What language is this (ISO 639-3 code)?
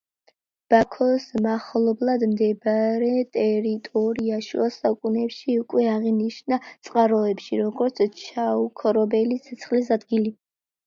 kat